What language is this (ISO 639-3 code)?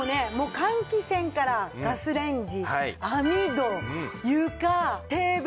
jpn